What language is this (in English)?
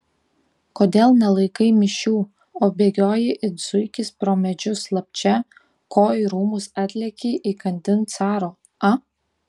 Lithuanian